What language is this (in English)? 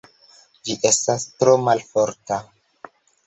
Esperanto